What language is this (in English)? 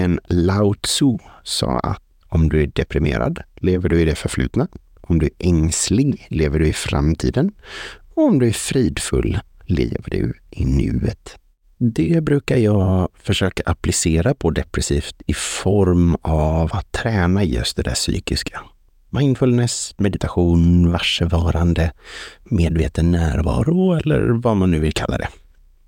Swedish